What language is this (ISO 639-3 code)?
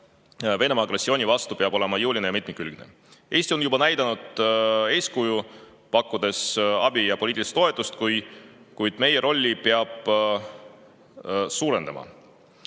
est